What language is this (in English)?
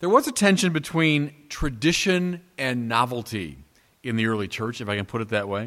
English